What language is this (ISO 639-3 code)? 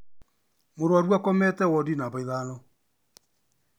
kik